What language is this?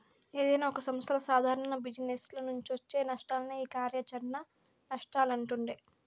Telugu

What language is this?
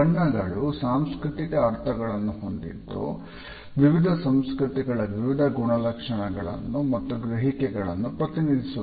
Kannada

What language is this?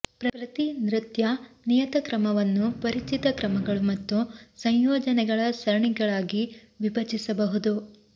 Kannada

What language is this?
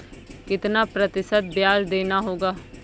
Hindi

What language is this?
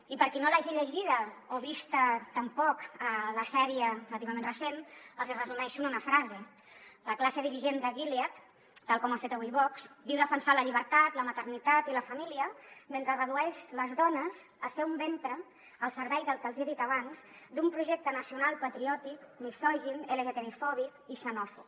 Catalan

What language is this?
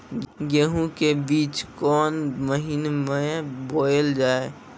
Maithili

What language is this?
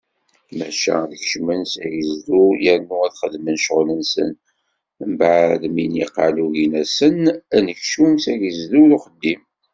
Kabyle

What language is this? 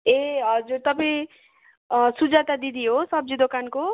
Nepali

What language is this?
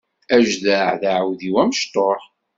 Kabyle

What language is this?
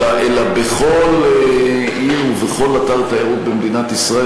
Hebrew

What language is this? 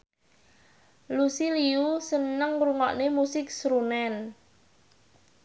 Javanese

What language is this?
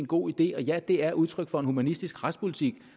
Danish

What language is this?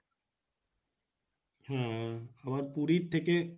Bangla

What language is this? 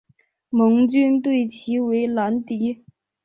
Chinese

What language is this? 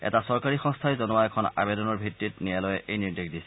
Assamese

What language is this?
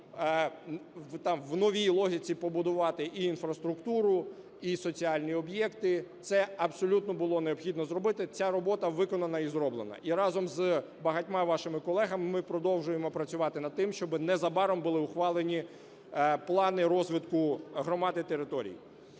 Ukrainian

